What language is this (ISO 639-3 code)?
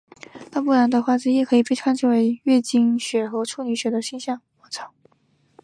zho